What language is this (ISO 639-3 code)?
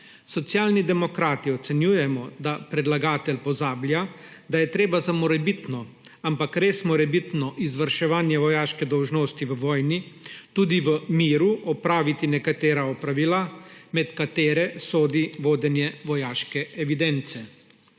slv